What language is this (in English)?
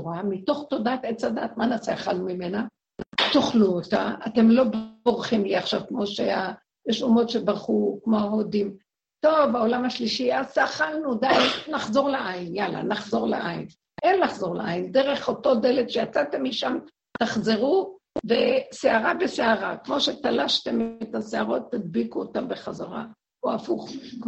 Hebrew